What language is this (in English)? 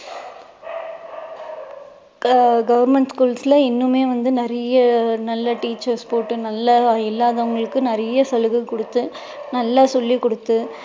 Tamil